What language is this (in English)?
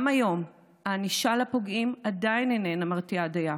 Hebrew